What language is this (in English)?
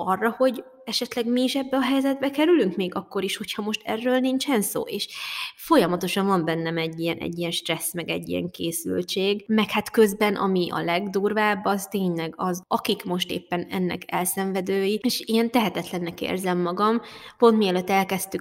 Hungarian